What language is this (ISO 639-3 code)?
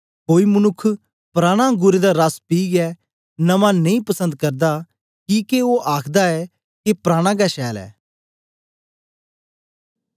doi